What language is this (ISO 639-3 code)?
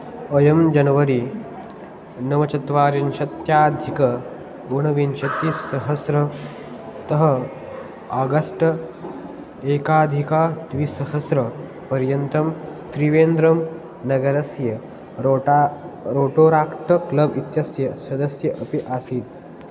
san